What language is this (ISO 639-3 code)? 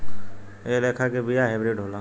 bho